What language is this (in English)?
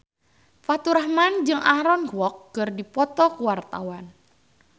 Sundanese